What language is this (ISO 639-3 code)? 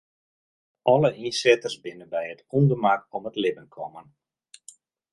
fry